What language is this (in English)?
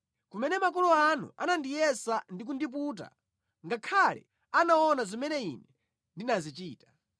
Nyanja